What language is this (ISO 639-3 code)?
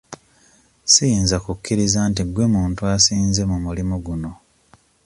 lug